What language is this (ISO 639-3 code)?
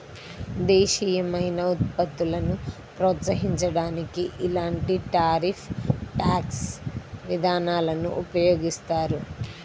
tel